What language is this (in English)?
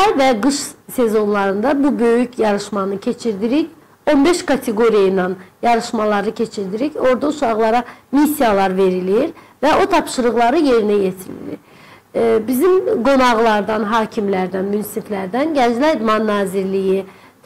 Turkish